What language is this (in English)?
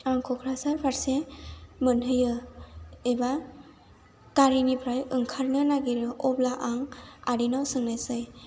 Bodo